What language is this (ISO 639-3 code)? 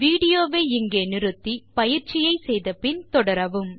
tam